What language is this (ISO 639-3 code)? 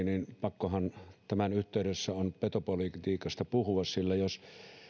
fin